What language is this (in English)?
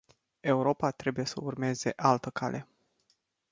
Romanian